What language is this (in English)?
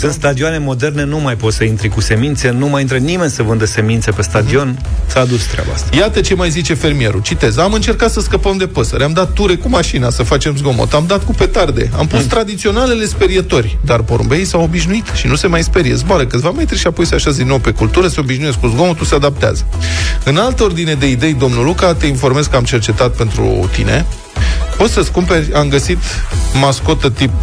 Romanian